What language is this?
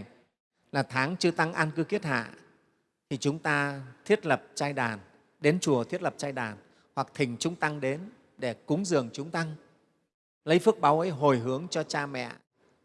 Vietnamese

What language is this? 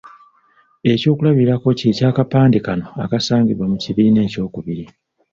Ganda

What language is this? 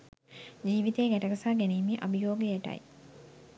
Sinhala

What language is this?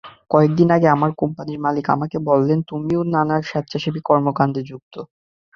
Bangla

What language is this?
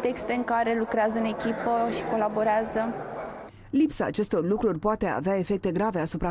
Romanian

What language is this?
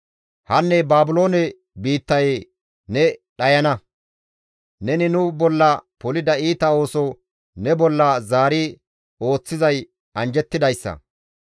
Gamo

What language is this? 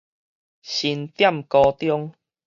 Min Nan Chinese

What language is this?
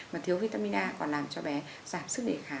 Vietnamese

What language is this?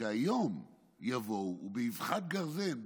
Hebrew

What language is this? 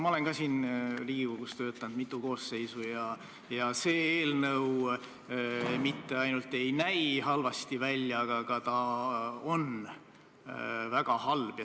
Estonian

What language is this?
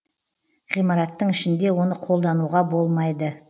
Kazakh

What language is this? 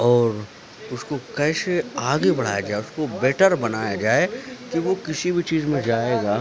Urdu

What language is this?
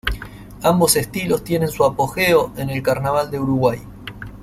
Spanish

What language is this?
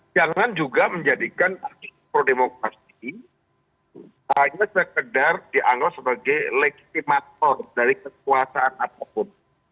Indonesian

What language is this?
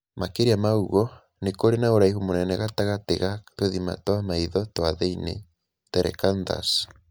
Kikuyu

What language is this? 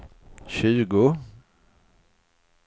Swedish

